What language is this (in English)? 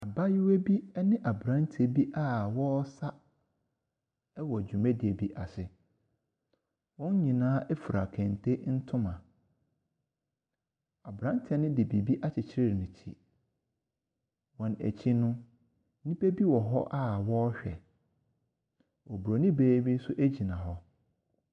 Akan